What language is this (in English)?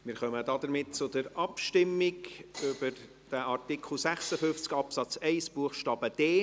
Swiss German